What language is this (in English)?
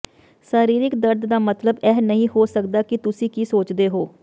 Punjabi